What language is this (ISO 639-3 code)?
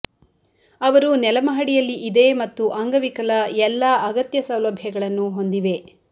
kan